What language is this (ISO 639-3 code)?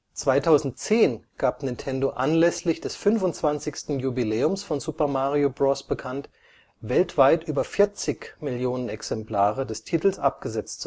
deu